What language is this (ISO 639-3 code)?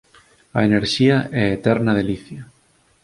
glg